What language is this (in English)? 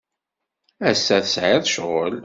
Kabyle